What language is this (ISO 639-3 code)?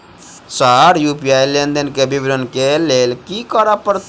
mai